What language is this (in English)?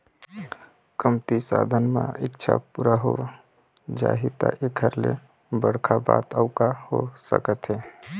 Chhattisgarhi